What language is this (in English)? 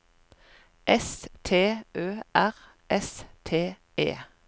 Norwegian